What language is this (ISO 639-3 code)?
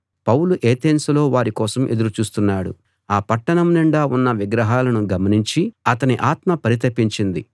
tel